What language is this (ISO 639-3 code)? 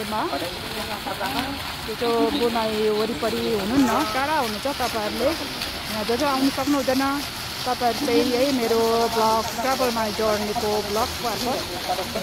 ind